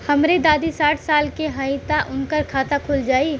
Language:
Bhojpuri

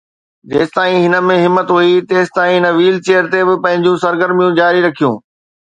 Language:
Sindhi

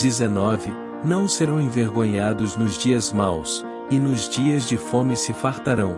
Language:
Portuguese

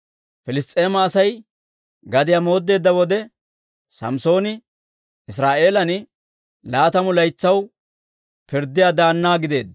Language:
Dawro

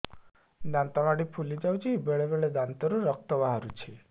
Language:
Odia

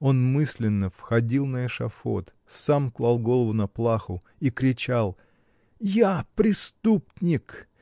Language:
Russian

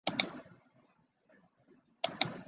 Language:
Chinese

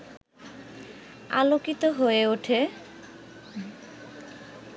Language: Bangla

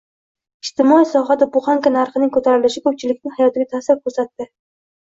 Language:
Uzbek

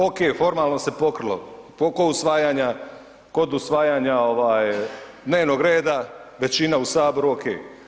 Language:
Croatian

